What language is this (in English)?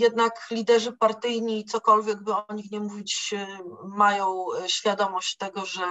Polish